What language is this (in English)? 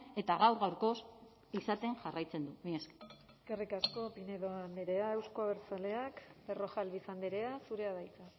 Basque